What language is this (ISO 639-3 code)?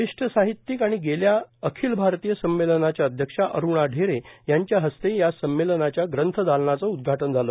mar